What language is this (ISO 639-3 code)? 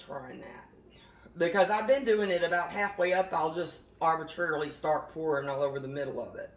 eng